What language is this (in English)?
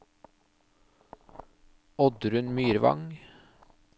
Norwegian